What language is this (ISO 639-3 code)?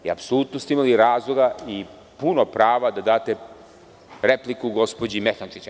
srp